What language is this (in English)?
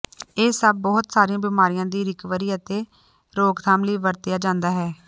Punjabi